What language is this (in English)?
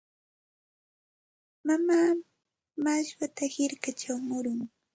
Santa Ana de Tusi Pasco Quechua